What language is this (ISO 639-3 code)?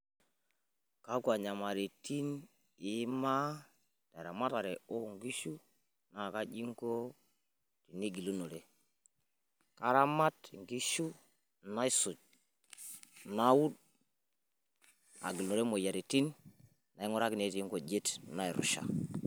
mas